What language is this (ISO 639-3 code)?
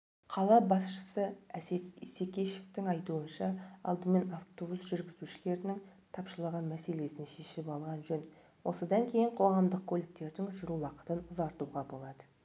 kaz